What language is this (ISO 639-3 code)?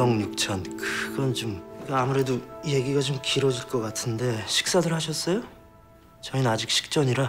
kor